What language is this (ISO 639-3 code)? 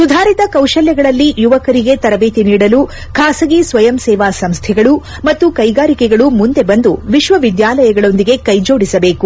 kan